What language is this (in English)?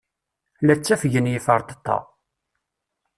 Kabyle